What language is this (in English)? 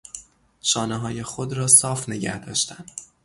Persian